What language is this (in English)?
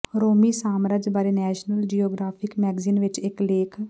Punjabi